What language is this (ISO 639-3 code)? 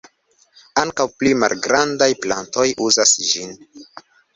epo